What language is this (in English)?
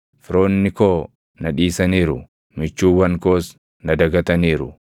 Oromo